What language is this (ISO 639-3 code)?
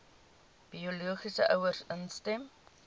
afr